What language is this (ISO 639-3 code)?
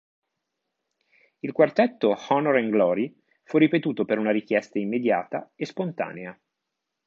ita